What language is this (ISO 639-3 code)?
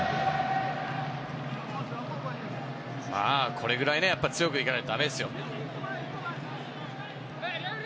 jpn